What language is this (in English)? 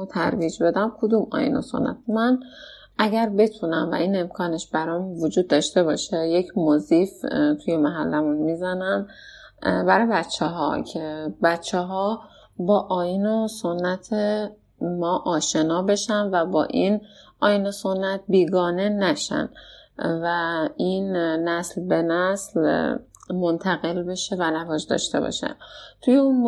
Persian